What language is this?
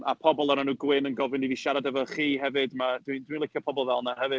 Welsh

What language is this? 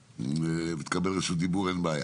Hebrew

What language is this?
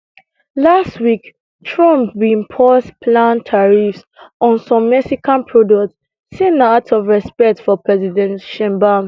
Nigerian Pidgin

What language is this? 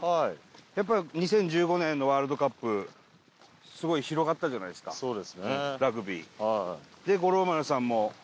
Japanese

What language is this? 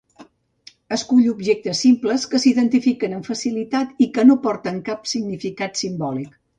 Catalan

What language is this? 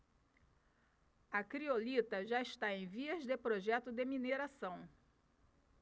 Portuguese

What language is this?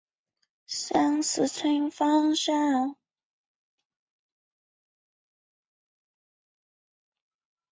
Chinese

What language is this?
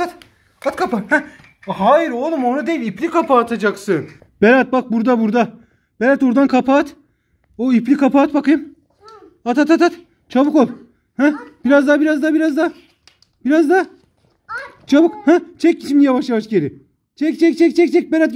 Turkish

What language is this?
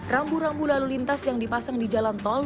Indonesian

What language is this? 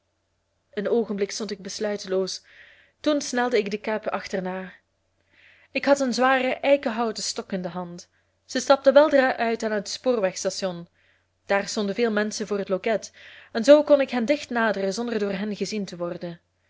Dutch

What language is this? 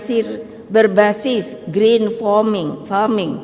Indonesian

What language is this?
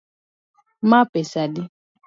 Luo (Kenya and Tanzania)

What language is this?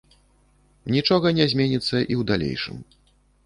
Belarusian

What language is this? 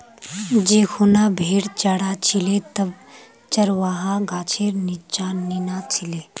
Magahi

